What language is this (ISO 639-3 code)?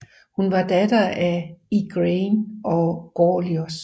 dan